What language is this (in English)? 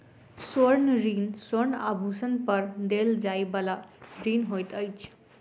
Maithili